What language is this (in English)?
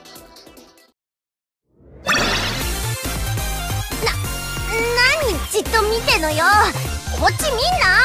Japanese